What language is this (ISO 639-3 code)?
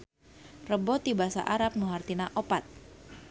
sun